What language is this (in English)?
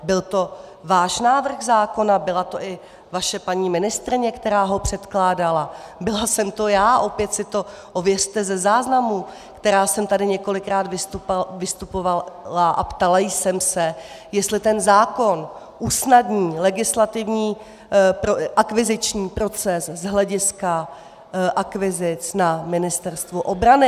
Czech